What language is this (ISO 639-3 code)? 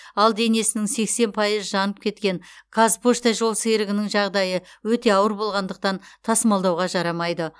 kaz